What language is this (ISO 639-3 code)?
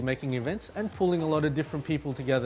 ind